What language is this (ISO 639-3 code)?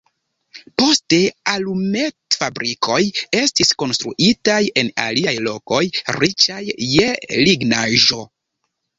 epo